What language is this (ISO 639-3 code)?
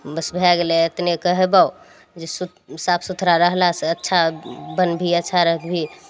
mai